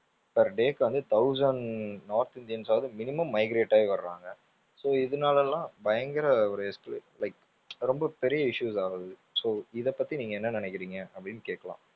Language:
Tamil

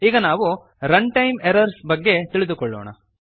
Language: Kannada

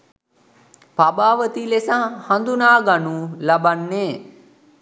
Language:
Sinhala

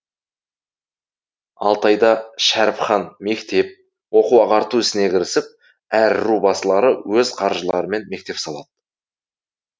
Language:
Kazakh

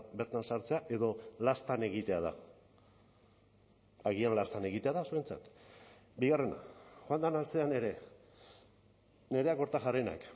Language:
Basque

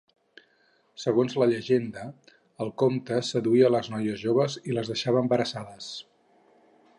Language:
Catalan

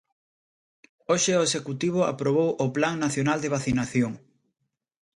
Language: Galician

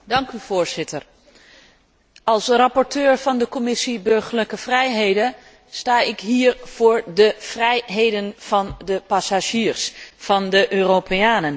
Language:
Dutch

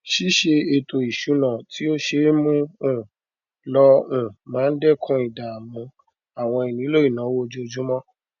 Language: Yoruba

